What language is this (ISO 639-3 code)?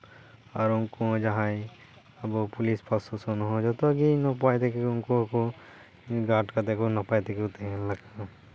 sat